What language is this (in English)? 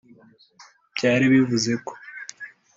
Kinyarwanda